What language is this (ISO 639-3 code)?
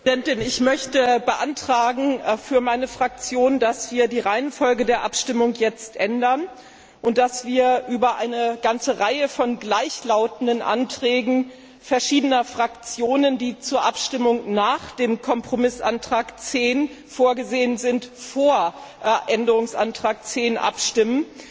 deu